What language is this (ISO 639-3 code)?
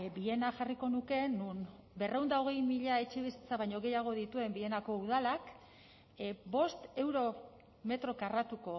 eus